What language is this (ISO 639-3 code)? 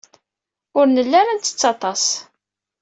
kab